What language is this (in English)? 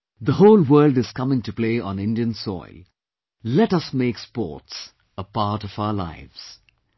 English